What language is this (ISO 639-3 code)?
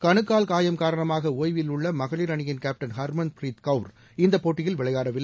tam